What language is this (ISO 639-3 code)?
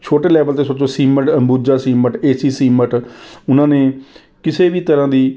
pan